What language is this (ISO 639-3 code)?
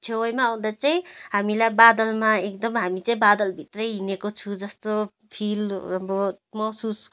nep